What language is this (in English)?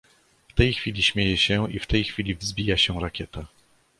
Polish